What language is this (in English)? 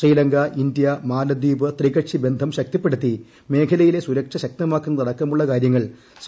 Malayalam